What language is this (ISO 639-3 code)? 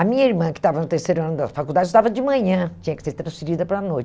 por